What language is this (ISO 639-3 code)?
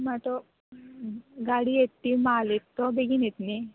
kok